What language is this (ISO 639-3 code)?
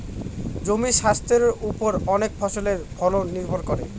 ben